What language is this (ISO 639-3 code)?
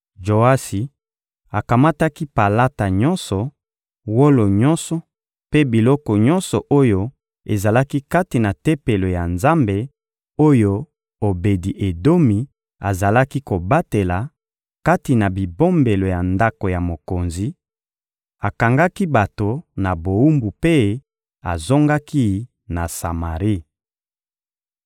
lin